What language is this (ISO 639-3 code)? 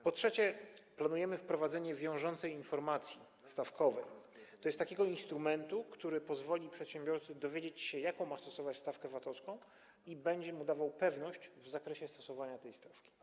pol